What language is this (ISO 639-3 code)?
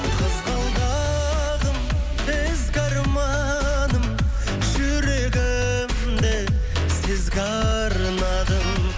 kaz